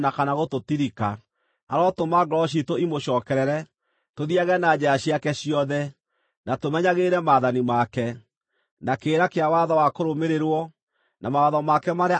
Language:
Kikuyu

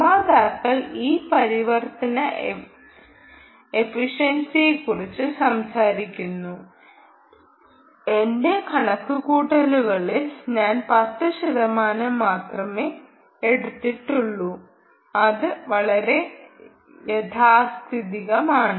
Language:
Malayalam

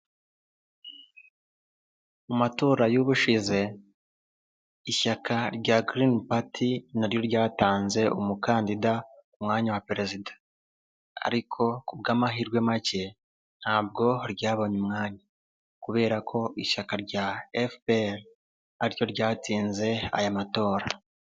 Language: Kinyarwanda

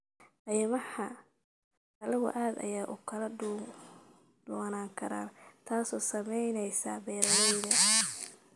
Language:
Somali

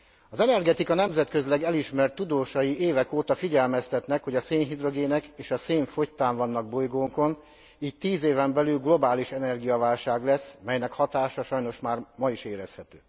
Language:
Hungarian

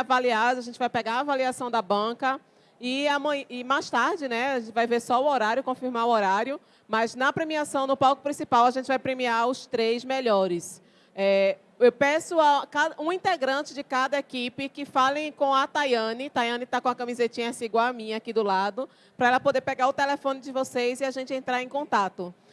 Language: Portuguese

